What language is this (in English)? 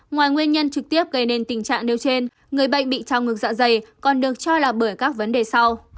Vietnamese